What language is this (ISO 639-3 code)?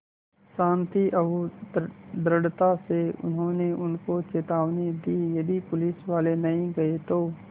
hin